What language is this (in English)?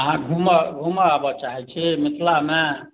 Maithili